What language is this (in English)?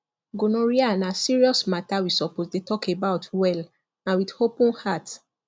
Nigerian Pidgin